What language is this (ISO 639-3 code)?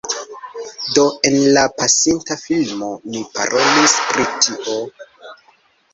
epo